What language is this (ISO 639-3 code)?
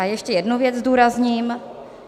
ces